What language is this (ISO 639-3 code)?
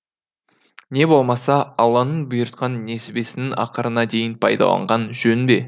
kaz